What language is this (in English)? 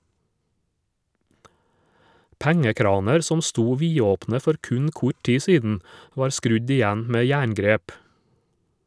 Norwegian